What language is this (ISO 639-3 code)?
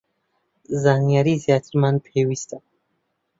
ckb